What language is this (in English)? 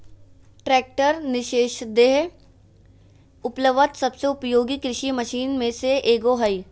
Magahi